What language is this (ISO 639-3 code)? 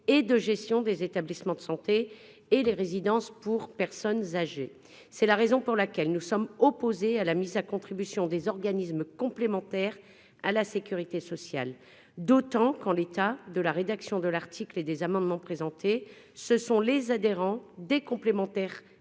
fra